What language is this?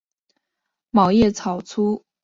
Chinese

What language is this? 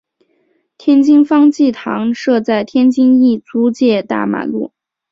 Chinese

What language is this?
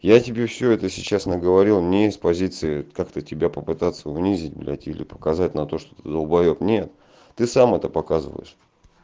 Russian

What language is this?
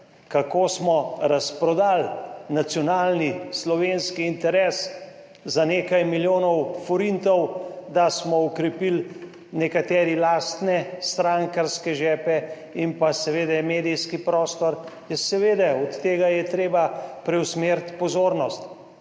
Slovenian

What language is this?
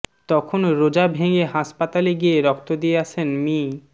Bangla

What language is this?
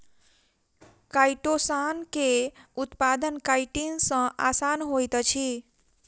Maithili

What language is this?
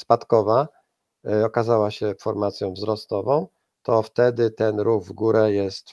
Polish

